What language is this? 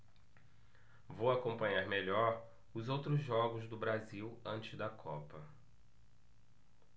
Portuguese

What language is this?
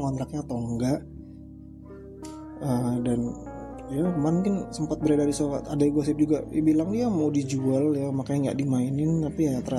Indonesian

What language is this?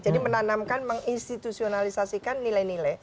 Indonesian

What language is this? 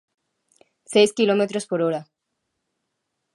Galician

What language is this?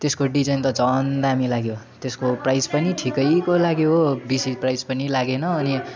Nepali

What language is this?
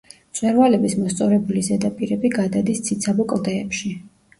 Georgian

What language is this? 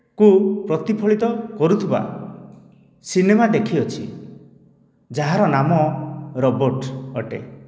Odia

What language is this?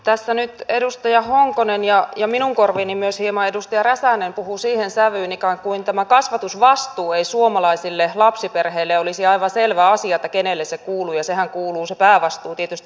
Finnish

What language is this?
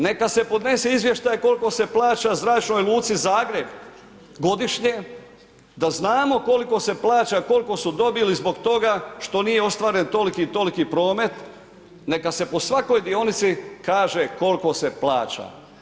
Croatian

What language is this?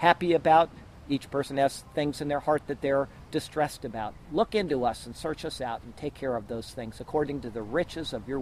English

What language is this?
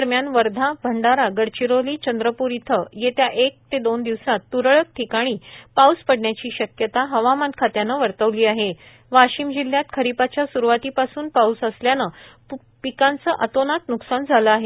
Marathi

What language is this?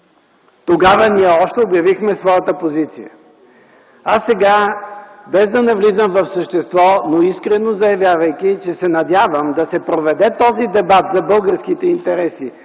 Bulgarian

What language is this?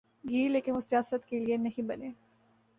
Urdu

